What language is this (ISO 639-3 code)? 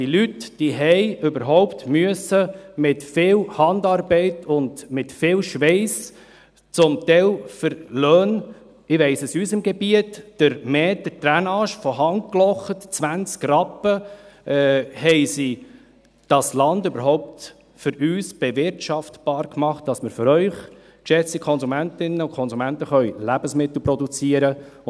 gsw